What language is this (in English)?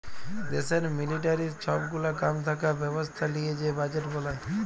Bangla